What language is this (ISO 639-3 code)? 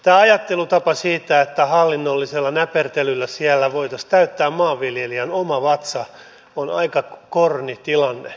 fin